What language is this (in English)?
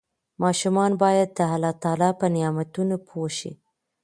Pashto